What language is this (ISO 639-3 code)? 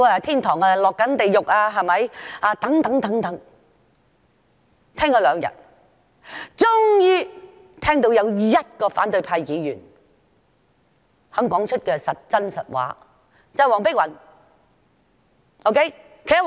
yue